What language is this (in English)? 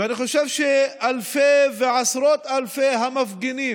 Hebrew